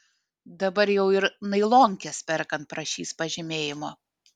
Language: Lithuanian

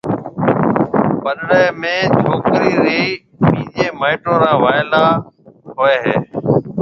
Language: Marwari (Pakistan)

